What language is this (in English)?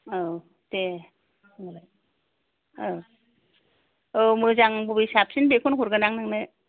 Bodo